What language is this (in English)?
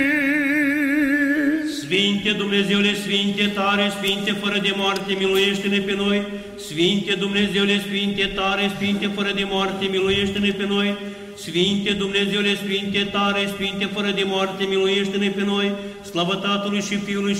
Romanian